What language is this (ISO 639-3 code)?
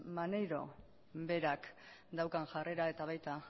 eus